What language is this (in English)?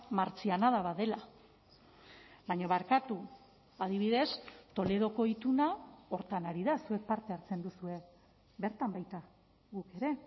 Basque